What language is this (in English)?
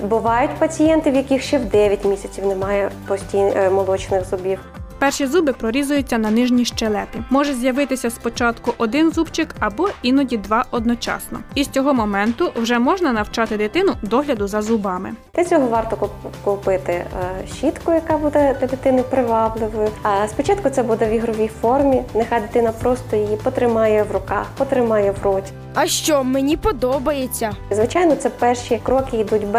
Ukrainian